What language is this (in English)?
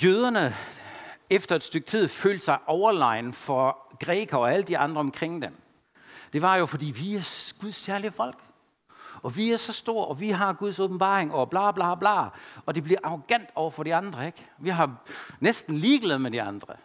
Danish